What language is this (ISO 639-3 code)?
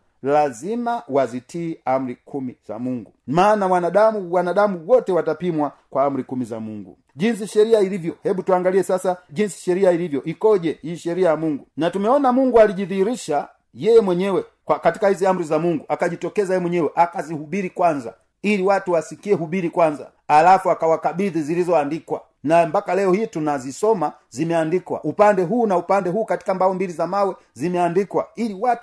swa